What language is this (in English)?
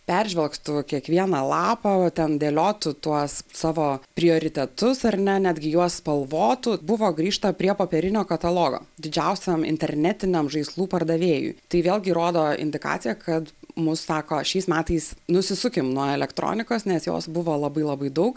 Lithuanian